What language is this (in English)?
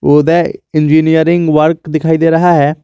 Hindi